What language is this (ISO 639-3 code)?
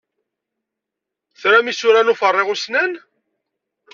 kab